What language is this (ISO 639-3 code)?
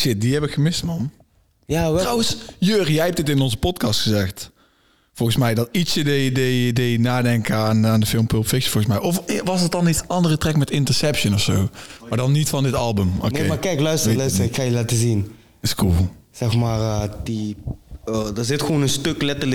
nld